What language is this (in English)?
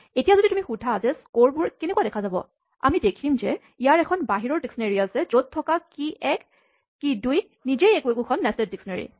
Assamese